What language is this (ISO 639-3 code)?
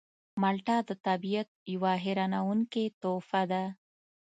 pus